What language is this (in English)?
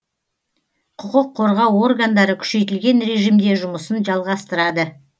Kazakh